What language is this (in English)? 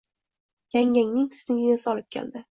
Uzbek